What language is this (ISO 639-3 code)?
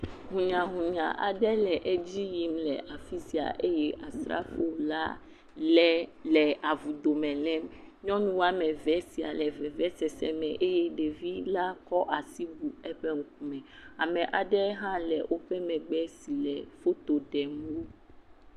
ewe